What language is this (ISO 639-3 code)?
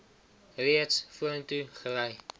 afr